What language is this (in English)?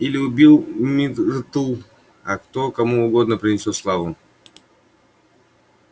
Russian